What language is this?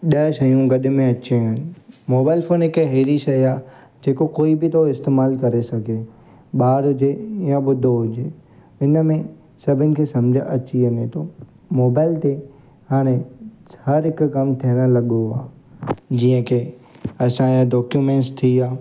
Sindhi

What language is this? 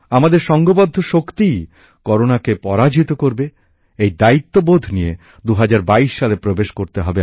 Bangla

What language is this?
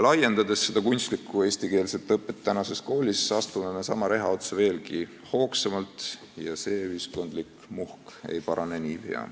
Estonian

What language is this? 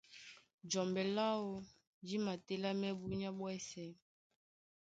Duala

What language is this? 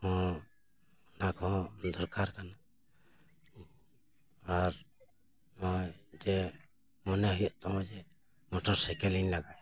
Santali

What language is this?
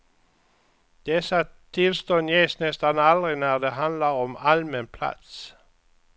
Swedish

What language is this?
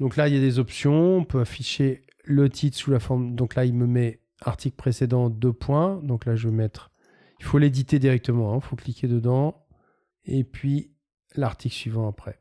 French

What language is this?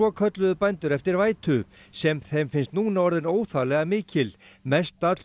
Icelandic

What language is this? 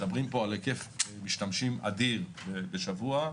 Hebrew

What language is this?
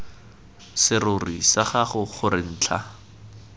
Tswana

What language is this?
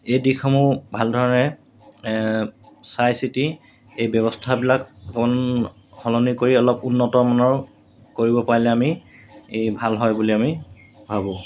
Assamese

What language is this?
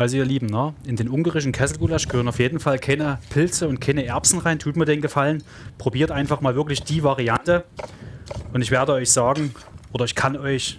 German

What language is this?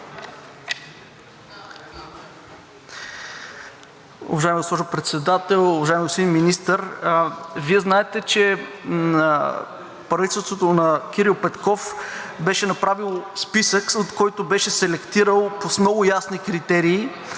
Bulgarian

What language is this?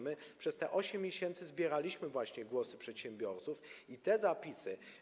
Polish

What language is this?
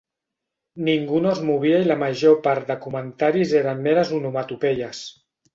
Catalan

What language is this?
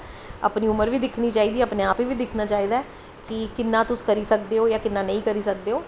Dogri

